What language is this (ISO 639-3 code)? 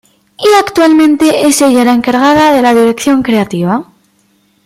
spa